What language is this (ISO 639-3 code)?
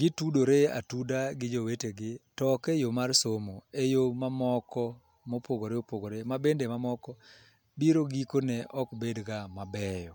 luo